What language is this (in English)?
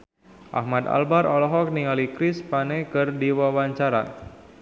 Sundanese